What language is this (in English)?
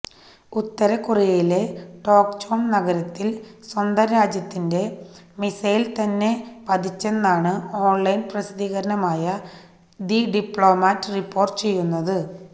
Malayalam